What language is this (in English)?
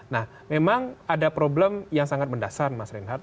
Indonesian